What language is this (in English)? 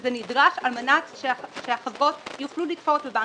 Hebrew